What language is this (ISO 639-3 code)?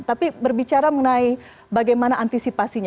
ind